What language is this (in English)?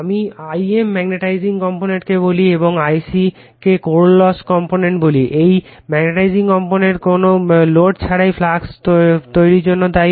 Bangla